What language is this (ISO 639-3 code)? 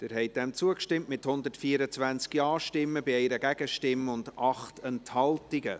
gsw